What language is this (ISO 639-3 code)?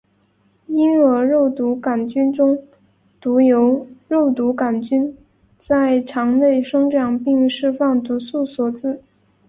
zho